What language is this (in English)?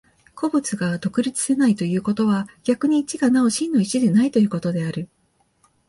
Japanese